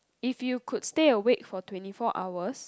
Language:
English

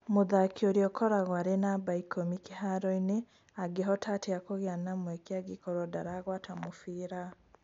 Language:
Kikuyu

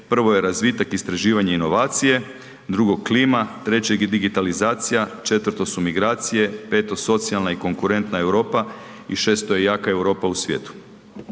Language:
Croatian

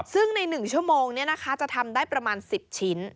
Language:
Thai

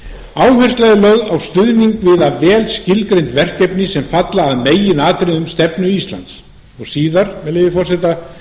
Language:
Icelandic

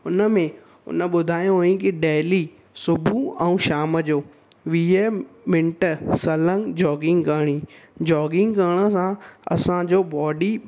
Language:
Sindhi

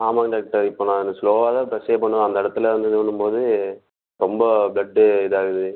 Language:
Tamil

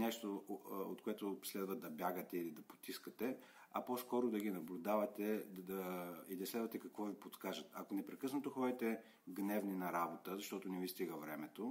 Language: Bulgarian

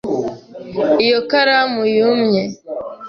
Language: Kinyarwanda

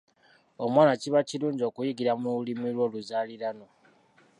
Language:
Ganda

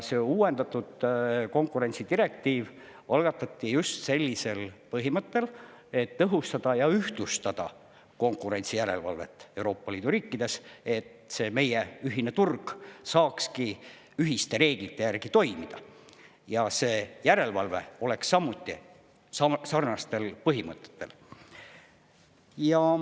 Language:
Estonian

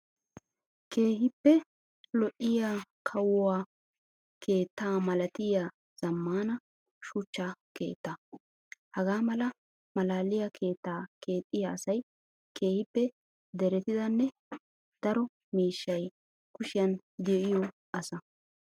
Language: Wolaytta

